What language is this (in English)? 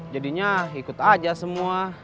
Indonesian